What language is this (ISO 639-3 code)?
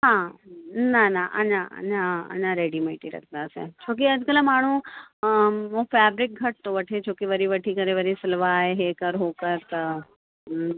snd